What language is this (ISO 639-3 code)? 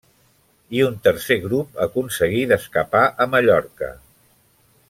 cat